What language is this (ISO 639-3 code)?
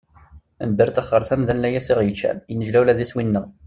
kab